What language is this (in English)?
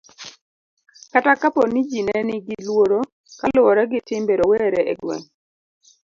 Luo (Kenya and Tanzania)